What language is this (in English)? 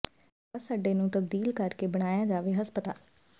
Punjabi